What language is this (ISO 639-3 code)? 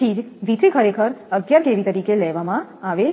guj